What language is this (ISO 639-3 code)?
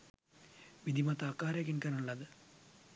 sin